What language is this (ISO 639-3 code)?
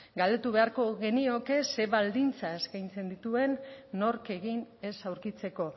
eus